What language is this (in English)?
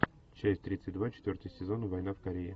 Russian